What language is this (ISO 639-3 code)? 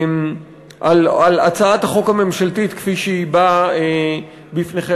heb